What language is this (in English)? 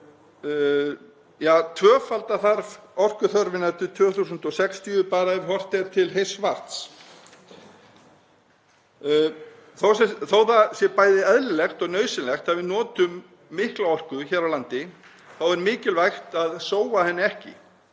Icelandic